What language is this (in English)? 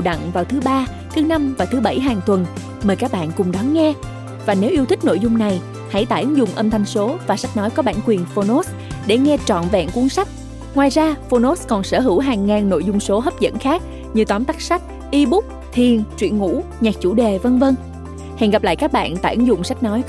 Vietnamese